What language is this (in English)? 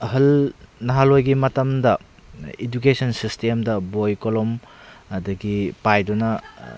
Manipuri